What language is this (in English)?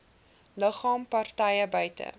Afrikaans